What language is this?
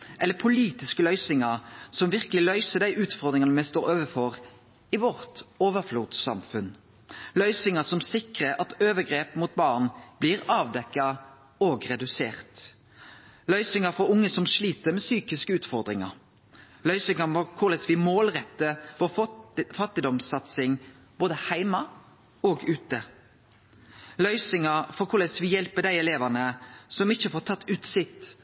Norwegian Nynorsk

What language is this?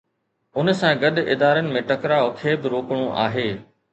Sindhi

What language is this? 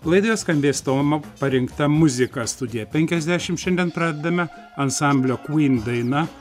Lithuanian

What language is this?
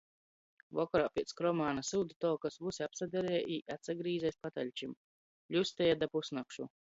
Latgalian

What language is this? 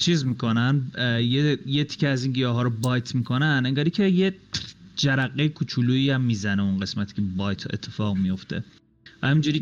Persian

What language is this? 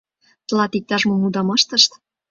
Mari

